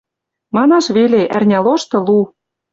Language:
Western Mari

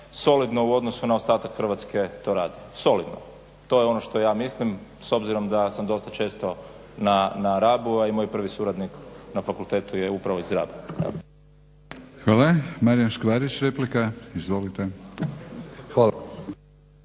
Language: Croatian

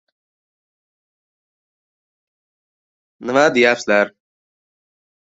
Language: Uzbek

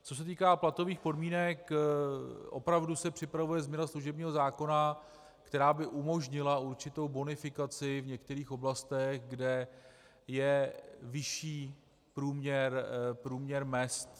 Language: Czech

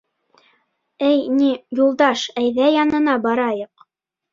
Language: Bashkir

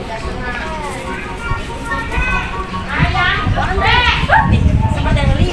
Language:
Indonesian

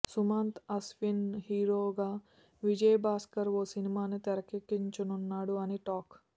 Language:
Telugu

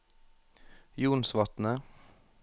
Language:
Norwegian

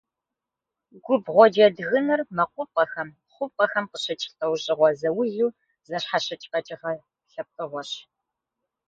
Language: Kabardian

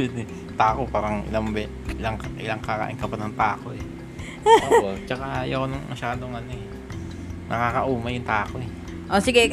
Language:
Filipino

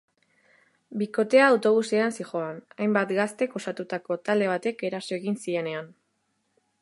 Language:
Basque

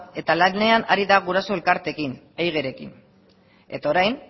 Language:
Basque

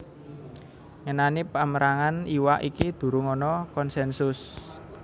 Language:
Javanese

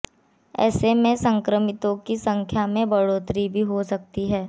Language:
Hindi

